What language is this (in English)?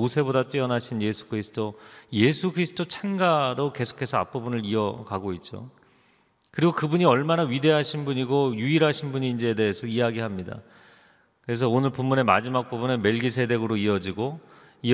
Korean